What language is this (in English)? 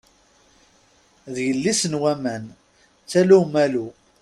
Kabyle